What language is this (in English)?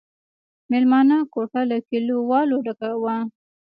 Pashto